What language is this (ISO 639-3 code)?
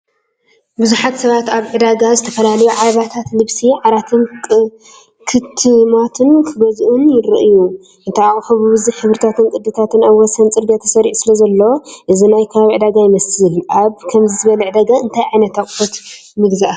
tir